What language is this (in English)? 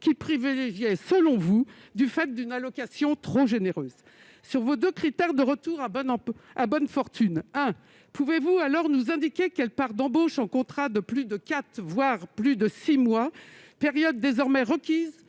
French